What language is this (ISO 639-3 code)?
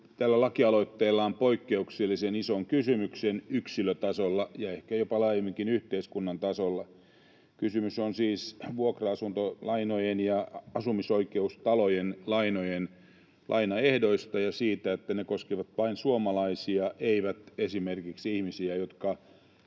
fin